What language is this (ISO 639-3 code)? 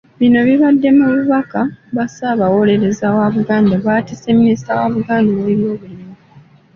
lug